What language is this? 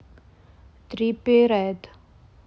Russian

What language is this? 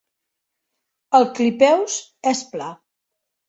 Catalan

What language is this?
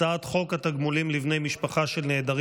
Hebrew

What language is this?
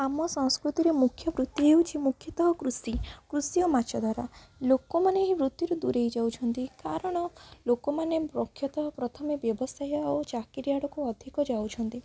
Odia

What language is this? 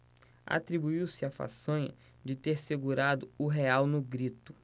Portuguese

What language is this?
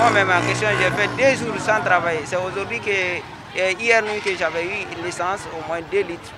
French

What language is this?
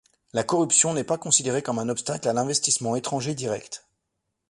French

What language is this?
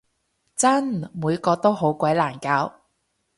Cantonese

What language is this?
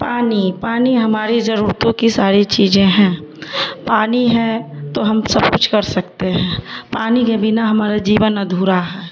Urdu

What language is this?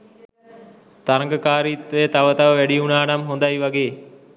Sinhala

